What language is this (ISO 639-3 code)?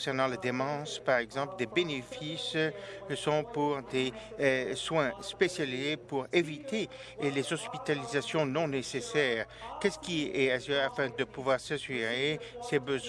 fra